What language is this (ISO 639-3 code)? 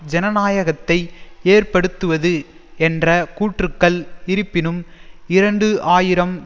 tam